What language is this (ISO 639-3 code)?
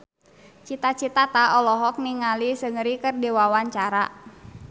sun